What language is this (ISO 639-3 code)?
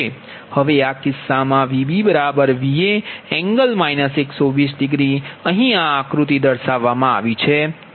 guj